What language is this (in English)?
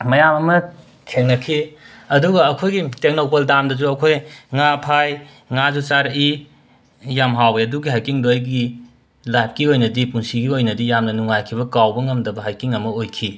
Manipuri